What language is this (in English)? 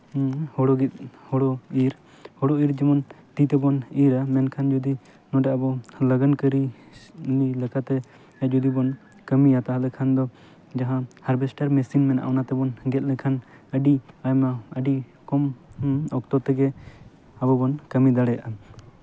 Santali